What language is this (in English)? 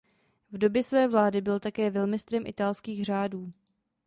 Czech